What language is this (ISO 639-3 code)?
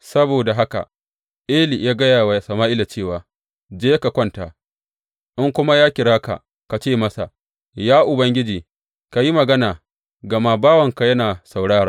hau